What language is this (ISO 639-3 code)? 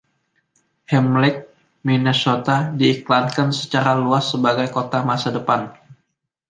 ind